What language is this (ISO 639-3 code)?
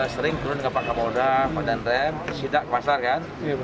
ind